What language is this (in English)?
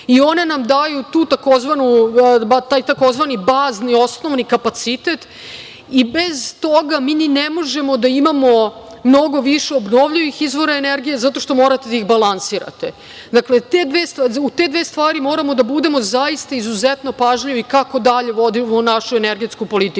Serbian